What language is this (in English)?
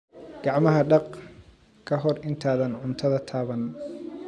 Somali